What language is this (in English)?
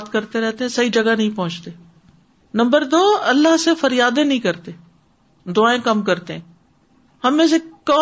Urdu